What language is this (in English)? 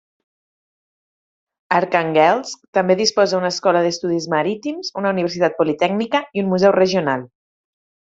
Catalan